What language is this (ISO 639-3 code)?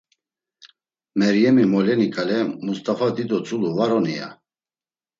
lzz